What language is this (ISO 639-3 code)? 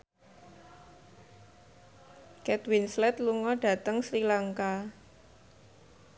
jav